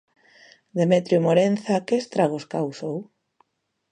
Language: Galician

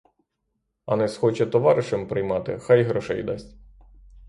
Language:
Ukrainian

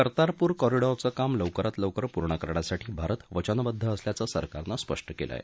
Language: Marathi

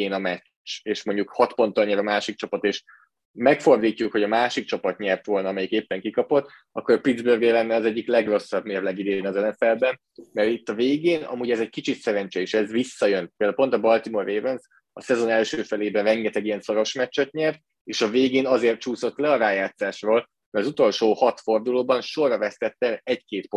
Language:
Hungarian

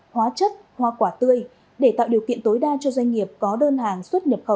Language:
Vietnamese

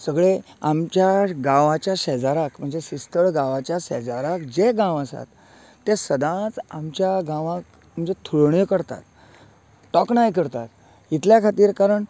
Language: Konkani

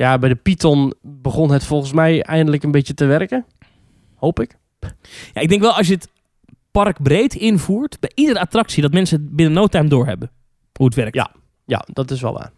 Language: Dutch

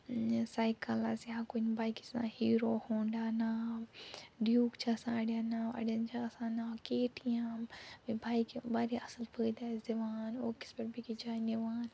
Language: Kashmiri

